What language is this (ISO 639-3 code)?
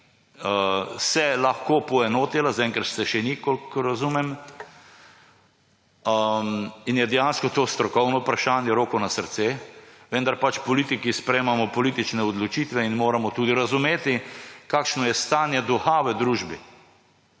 slv